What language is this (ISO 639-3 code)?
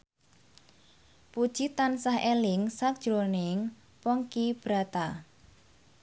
jav